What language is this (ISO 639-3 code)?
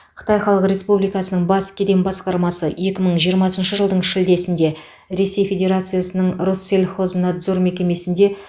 kaz